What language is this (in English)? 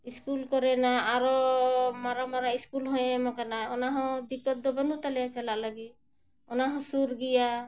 Santali